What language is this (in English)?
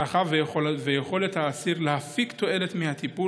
Hebrew